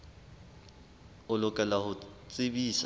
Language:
Southern Sotho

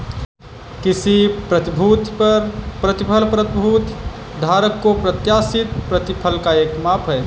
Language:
Hindi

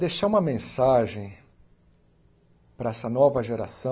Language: Portuguese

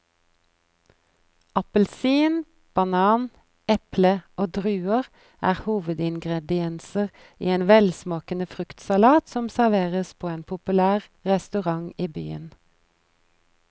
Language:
Norwegian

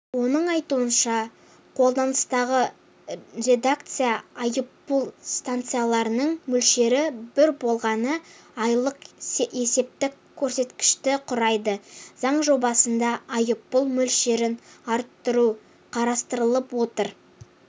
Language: Kazakh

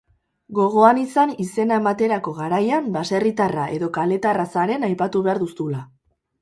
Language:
Basque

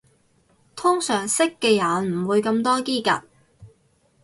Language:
Cantonese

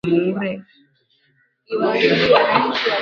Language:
Swahili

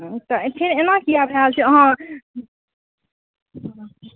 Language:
Maithili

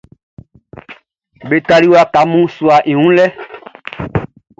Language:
Baoulé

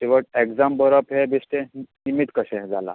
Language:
Konkani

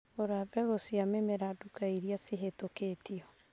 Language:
Kikuyu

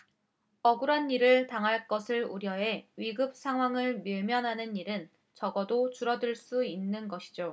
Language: Korean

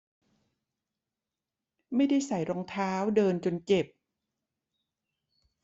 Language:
Thai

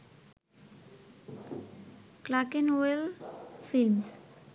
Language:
Bangla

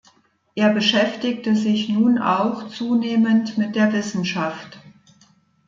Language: German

